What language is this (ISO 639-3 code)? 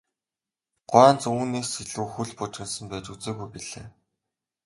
mon